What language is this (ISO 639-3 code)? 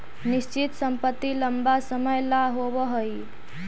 mag